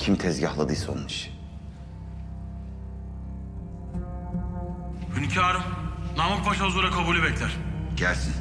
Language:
Turkish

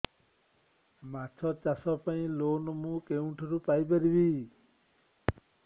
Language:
Odia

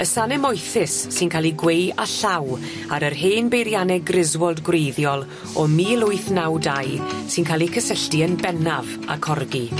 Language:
Welsh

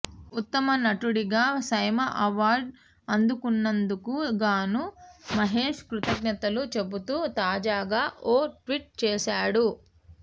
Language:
Telugu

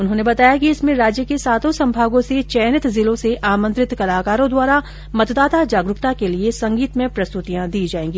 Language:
Hindi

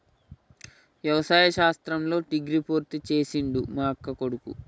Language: Telugu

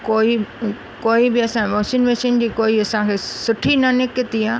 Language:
Sindhi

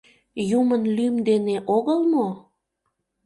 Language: Mari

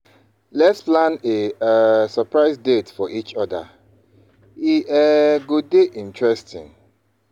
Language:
Nigerian Pidgin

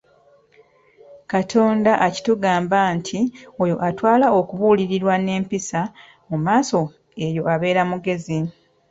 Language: Ganda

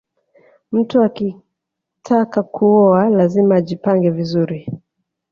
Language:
Swahili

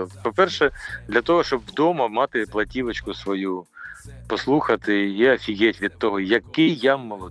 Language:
Ukrainian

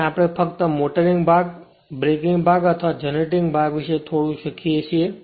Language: Gujarati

